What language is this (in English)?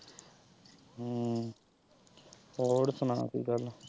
Punjabi